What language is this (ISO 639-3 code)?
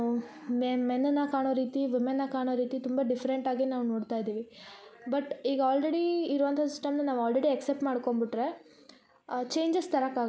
kan